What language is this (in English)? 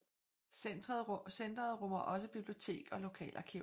Danish